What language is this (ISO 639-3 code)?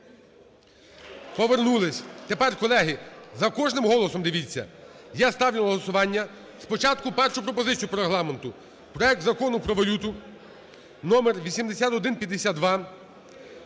ukr